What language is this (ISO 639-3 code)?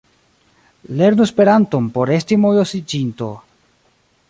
epo